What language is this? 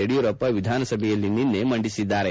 Kannada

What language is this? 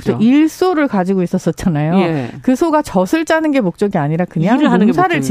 Korean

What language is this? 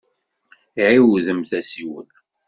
Kabyle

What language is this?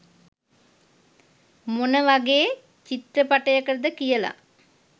Sinhala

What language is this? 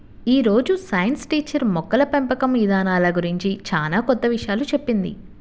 Telugu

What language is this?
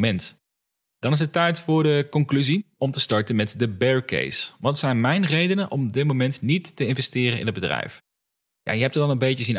Dutch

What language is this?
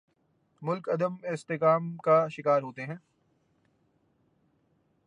Urdu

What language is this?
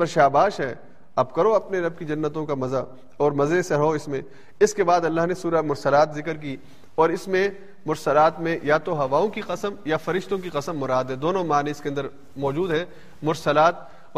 Urdu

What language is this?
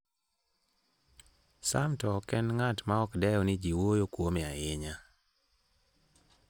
Luo (Kenya and Tanzania)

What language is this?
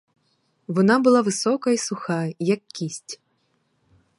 Ukrainian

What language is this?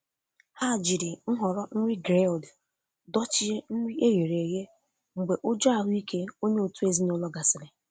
Igbo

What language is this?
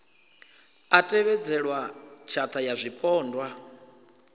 Venda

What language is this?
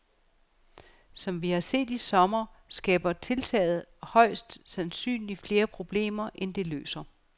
Danish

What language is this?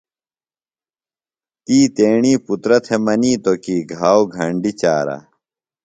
Phalura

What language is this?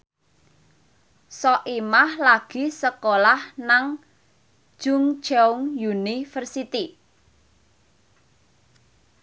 Javanese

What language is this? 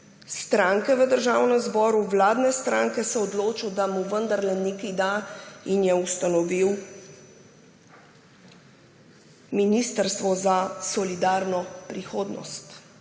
Slovenian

